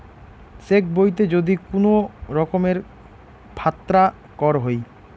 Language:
Bangla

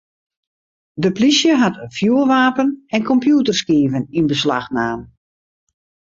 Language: Western Frisian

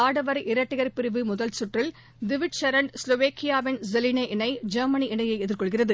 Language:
Tamil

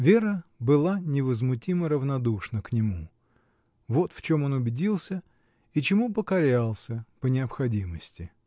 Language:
Russian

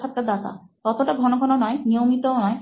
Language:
Bangla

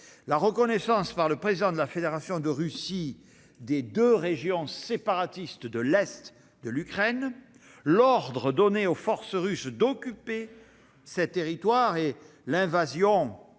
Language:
French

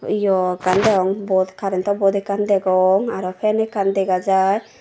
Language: Chakma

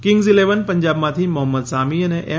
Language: Gujarati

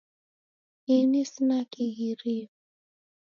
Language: Taita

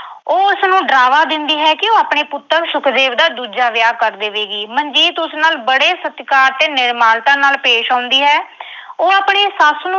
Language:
Punjabi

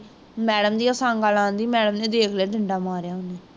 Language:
Punjabi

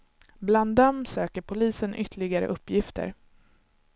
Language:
Swedish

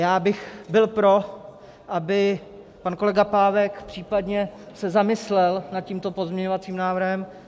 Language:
Czech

